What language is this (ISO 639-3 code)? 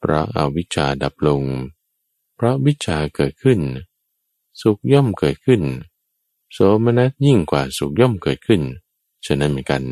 tha